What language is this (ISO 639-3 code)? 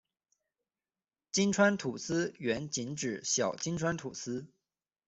zho